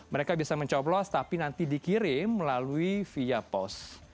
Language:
Indonesian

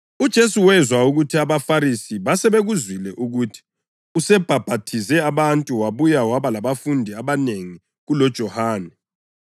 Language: North Ndebele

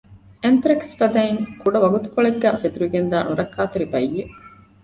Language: Divehi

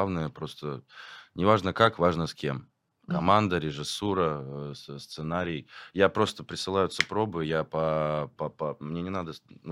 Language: Russian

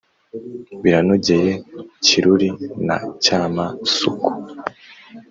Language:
Kinyarwanda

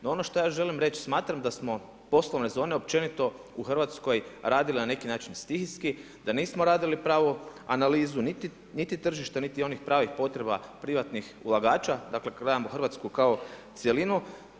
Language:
Croatian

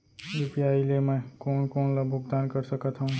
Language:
Chhattisgarhi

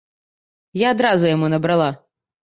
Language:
Belarusian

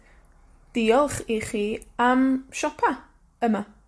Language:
Welsh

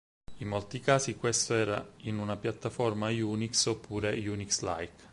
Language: Italian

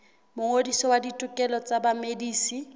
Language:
Southern Sotho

